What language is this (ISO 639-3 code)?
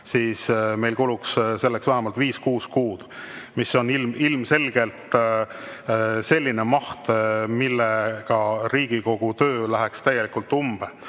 est